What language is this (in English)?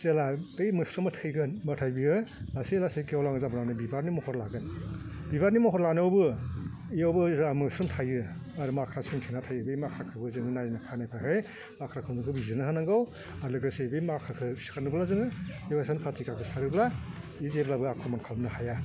Bodo